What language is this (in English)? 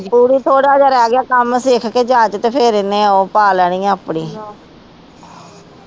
Punjabi